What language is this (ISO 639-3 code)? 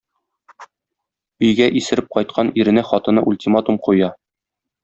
tat